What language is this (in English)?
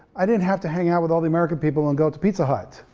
English